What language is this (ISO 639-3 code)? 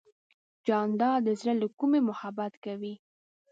pus